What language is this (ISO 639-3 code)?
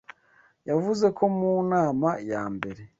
kin